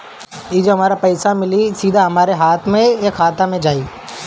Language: Bhojpuri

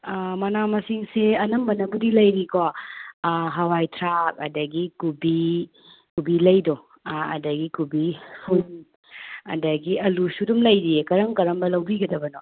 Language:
Manipuri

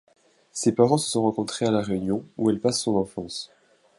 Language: French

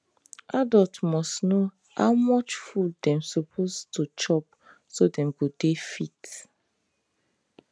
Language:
Nigerian Pidgin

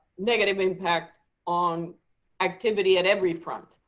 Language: English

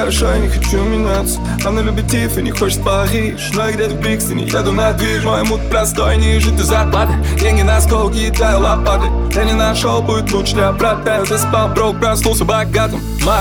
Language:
Russian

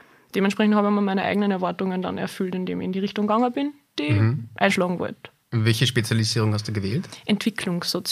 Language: German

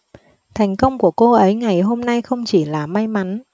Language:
Vietnamese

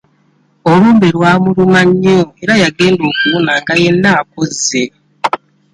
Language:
Ganda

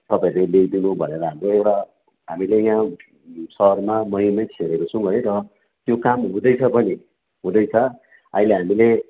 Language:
Nepali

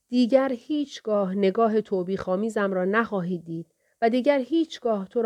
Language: Persian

